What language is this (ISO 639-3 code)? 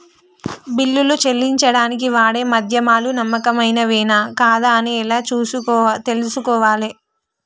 tel